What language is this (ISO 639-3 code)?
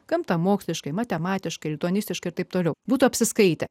lit